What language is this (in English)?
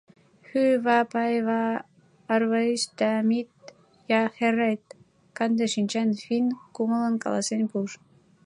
Mari